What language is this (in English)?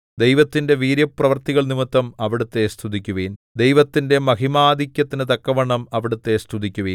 Malayalam